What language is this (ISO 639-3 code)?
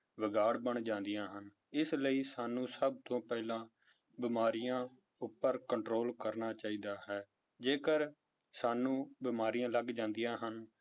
pan